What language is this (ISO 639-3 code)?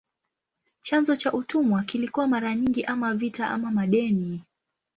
swa